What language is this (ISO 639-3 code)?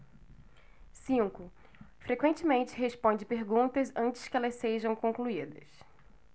por